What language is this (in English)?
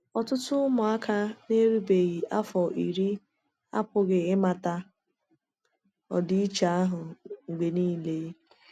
Igbo